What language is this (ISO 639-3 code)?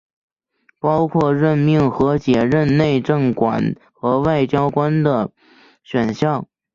zho